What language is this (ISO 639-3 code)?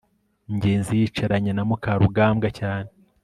kin